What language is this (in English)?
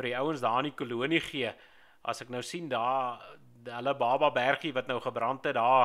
Dutch